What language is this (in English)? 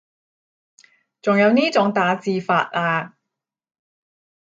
Cantonese